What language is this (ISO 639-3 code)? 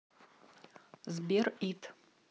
rus